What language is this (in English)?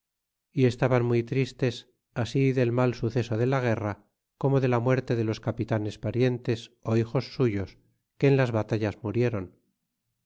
Spanish